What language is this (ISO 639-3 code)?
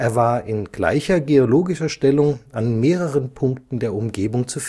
deu